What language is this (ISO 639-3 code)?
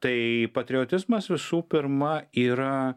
lit